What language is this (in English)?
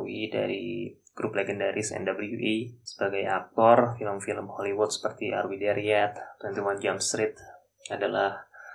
Indonesian